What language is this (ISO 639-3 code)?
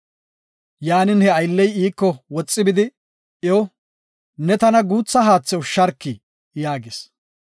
gof